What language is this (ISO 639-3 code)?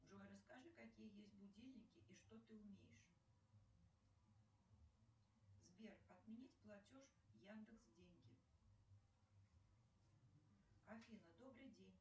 rus